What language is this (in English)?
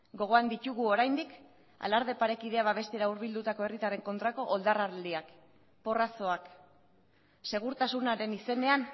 Basque